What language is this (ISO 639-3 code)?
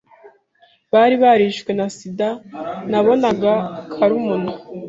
kin